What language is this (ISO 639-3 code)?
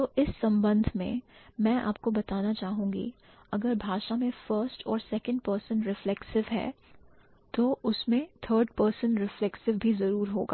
hin